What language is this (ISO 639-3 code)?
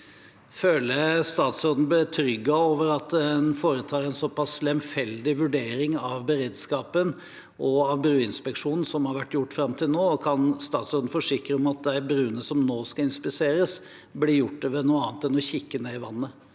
nor